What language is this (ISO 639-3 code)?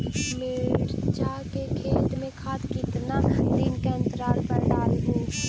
mag